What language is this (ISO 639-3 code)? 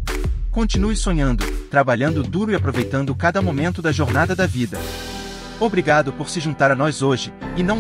por